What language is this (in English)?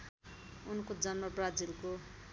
Nepali